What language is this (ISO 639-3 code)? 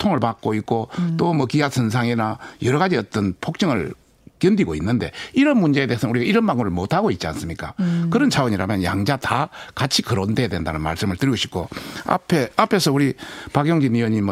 kor